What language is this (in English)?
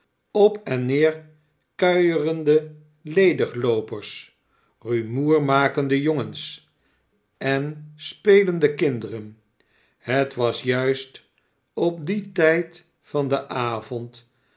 Dutch